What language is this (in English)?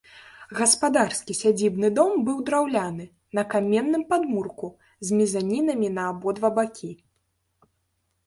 Belarusian